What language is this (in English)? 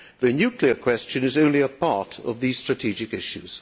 English